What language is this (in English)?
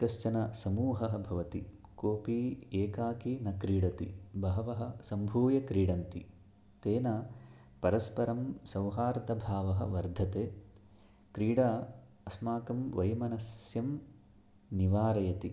Sanskrit